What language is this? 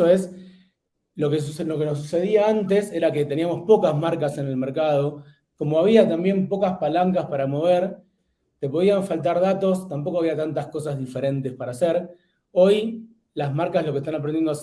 Spanish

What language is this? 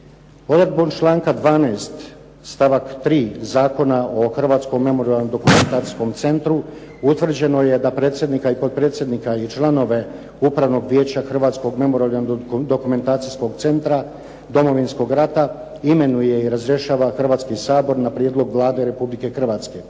Croatian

